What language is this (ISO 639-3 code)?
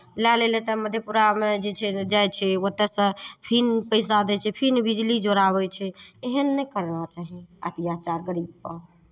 mai